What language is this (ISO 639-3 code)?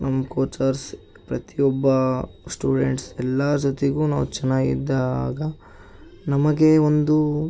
kan